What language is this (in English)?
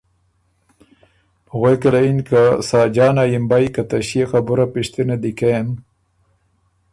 Ormuri